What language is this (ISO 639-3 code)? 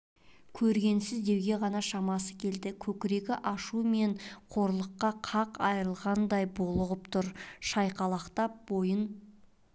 kaz